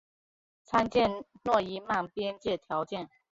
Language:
Chinese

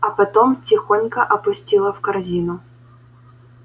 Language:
Russian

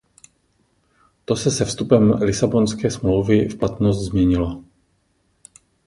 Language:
Czech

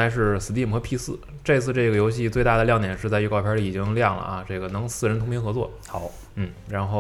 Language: Chinese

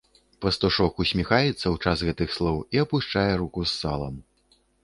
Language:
Belarusian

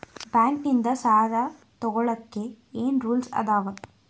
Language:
Kannada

